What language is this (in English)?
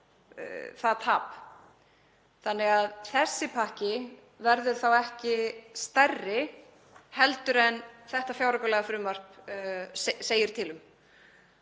Icelandic